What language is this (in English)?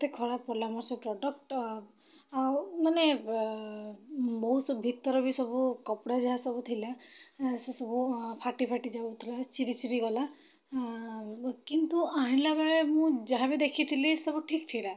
Odia